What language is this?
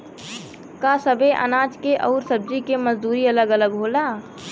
Bhojpuri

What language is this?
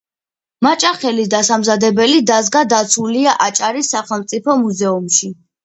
Georgian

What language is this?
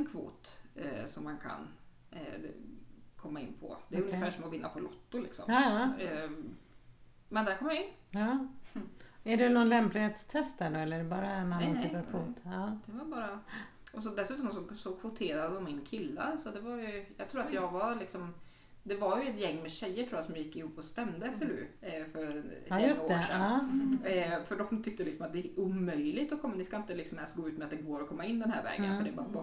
Swedish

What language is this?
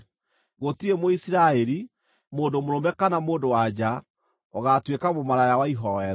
Kikuyu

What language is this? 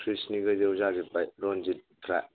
Bodo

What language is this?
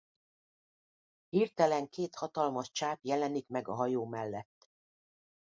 Hungarian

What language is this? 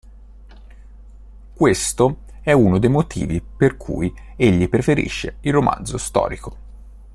Italian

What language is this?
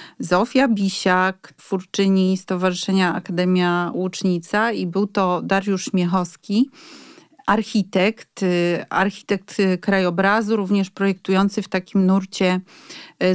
Polish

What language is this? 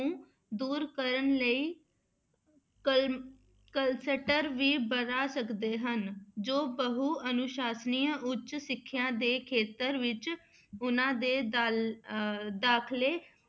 Punjabi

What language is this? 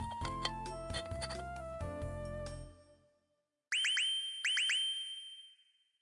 Swahili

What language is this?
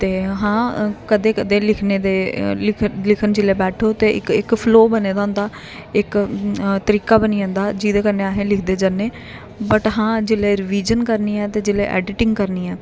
Dogri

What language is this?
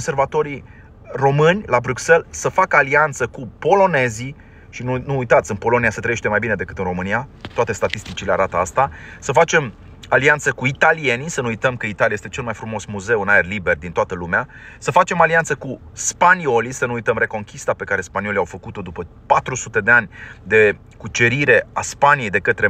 Romanian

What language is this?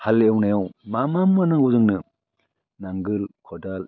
Bodo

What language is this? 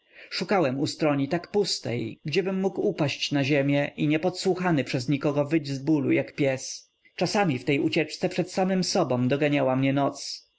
Polish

